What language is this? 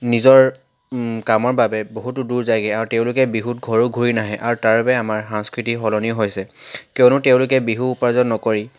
Assamese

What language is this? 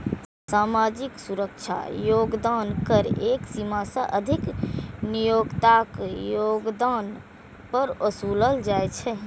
Maithili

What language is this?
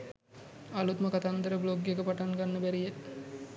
Sinhala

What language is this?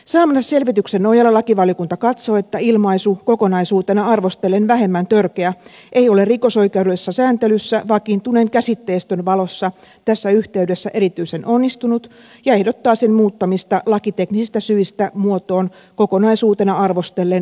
Finnish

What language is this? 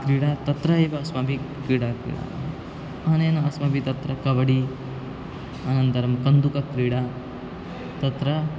Sanskrit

